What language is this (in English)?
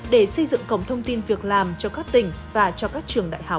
Vietnamese